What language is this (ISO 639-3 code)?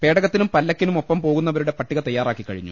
mal